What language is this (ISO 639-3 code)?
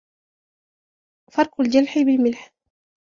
ara